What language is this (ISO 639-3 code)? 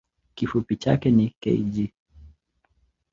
swa